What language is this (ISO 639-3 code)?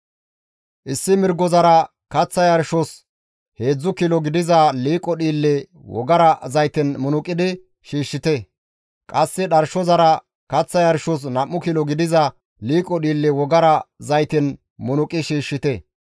gmv